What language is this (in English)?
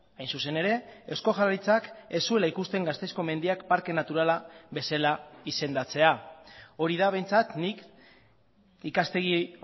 Basque